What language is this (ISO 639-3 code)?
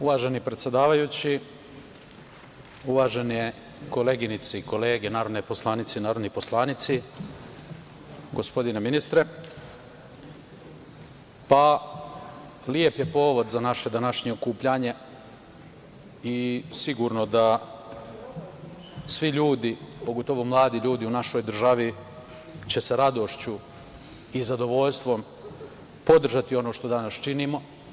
srp